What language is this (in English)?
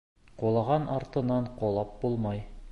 Bashkir